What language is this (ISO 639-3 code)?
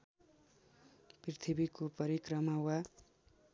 nep